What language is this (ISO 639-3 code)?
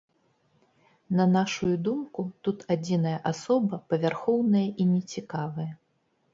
bel